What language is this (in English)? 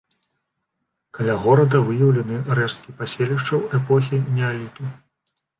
Belarusian